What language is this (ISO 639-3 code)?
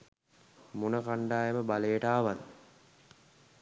sin